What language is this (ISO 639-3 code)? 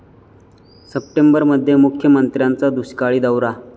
mar